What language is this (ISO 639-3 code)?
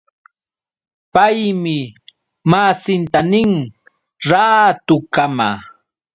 qux